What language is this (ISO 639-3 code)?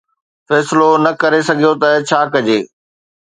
snd